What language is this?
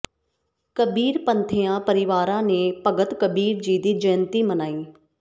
Punjabi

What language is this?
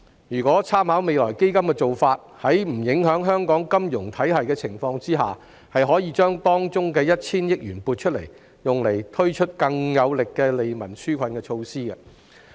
Cantonese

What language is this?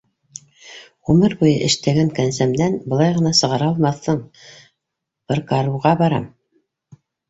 Bashkir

